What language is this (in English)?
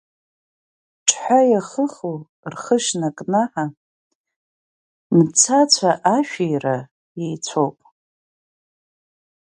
Abkhazian